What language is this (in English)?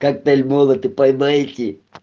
Russian